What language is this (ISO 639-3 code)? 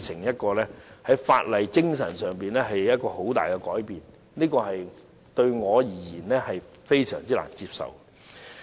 yue